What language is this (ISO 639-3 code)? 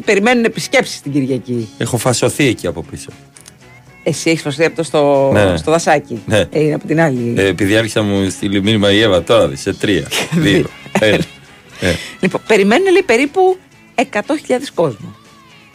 ell